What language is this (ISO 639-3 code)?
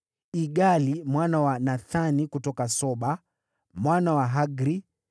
swa